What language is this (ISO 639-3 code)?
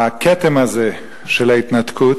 heb